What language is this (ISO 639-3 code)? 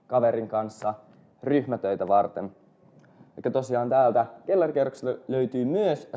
fin